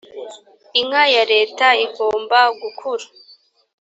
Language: Kinyarwanda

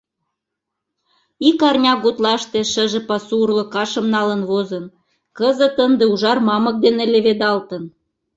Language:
Mari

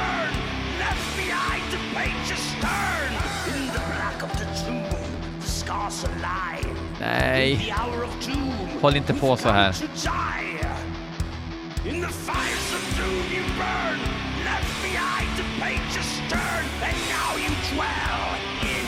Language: Swedish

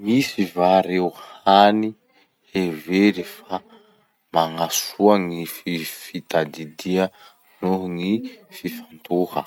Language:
Masikoro Malagasy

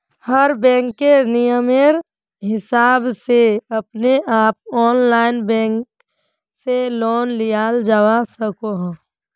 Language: Magahi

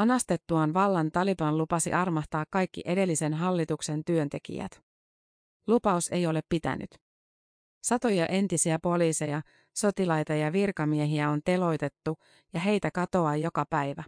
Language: Finnish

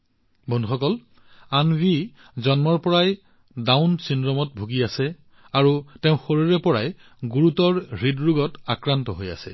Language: Assamese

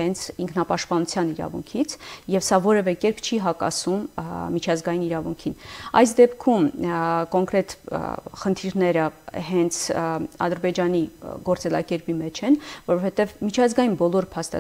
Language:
Romanian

